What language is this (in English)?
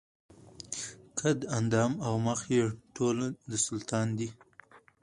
Pashto